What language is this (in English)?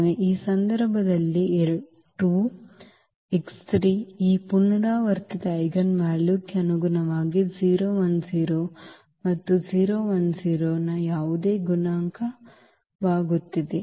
Kannada